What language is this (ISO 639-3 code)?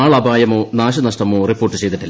mal